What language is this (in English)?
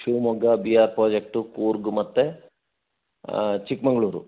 Kannada